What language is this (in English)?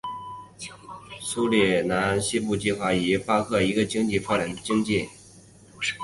Chinese